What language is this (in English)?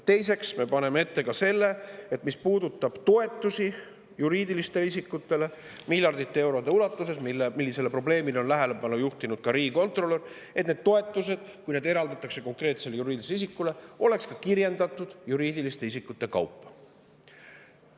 Estonian